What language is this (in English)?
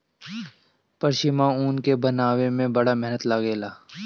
Bhojpuri